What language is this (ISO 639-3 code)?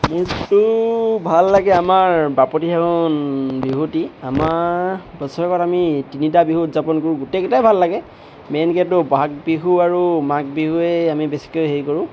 asm